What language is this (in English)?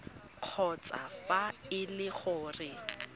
Tswana